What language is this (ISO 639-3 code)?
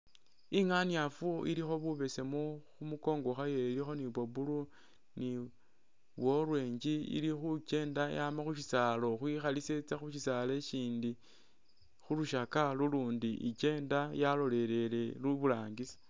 myx